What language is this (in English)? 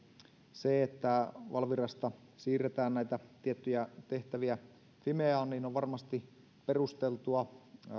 Finnish